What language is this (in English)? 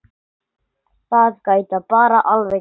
Icelandic